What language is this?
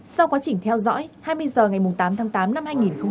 Vietnamese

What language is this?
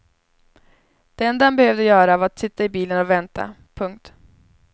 Swedish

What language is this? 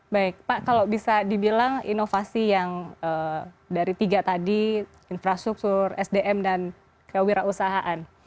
Indonesian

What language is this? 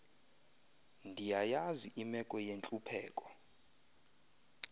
Xhosa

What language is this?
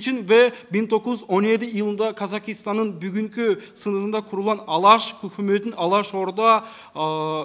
Turkish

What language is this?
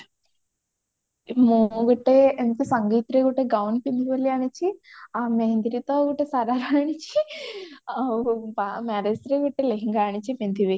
Odia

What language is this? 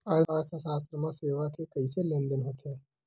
Chhattisgarhi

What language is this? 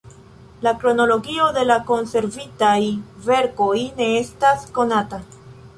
Esperanto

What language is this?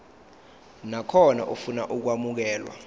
Zulu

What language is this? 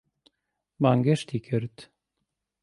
Central Kurdish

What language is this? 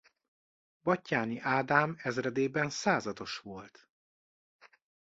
Hungarian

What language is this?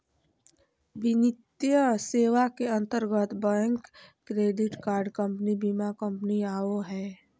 Magahi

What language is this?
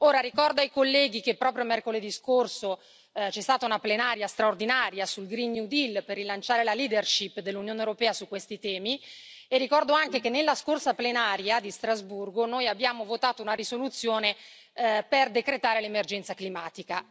Italian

